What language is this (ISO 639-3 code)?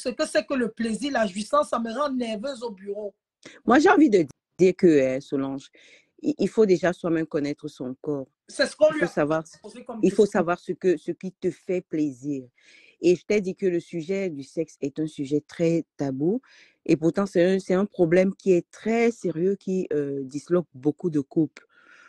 fra